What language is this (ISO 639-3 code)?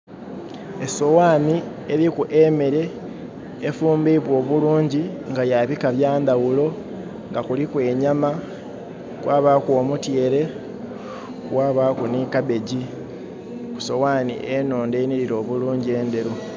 xog